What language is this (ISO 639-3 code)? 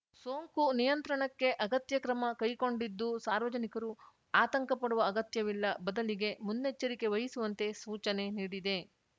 kan